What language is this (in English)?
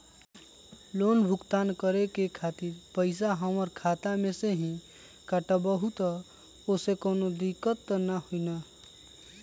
Magahi